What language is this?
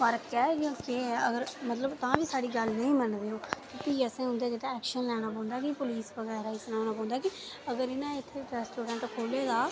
Dogri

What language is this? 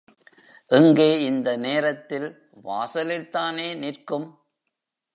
Tamil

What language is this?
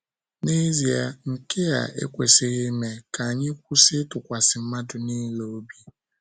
Igbo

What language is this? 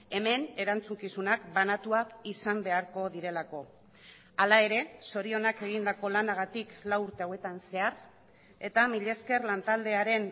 Basque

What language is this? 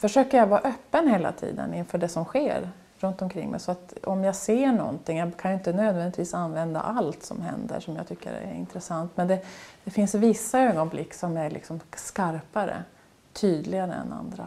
Swedish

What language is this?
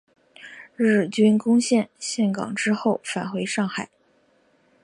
Chinese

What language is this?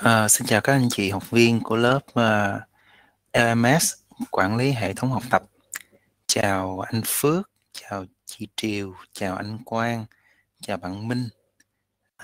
Vietnamese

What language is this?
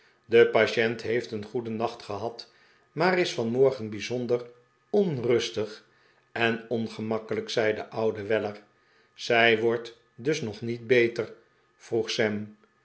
Dutch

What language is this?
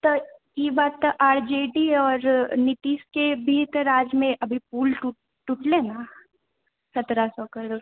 Maithili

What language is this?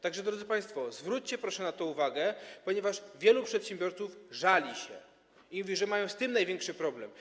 Polish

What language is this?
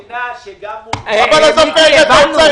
Hebrew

